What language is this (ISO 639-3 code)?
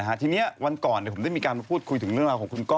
tha